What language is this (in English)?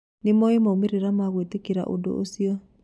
Kikuyu